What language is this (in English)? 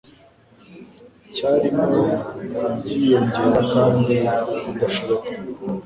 Kinyarwanda